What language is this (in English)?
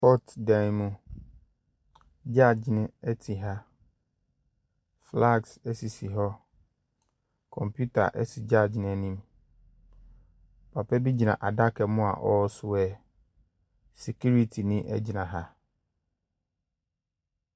Akan